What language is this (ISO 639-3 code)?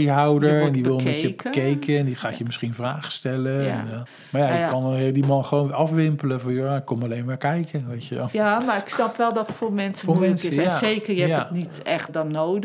nld